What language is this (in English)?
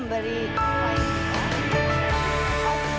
Thai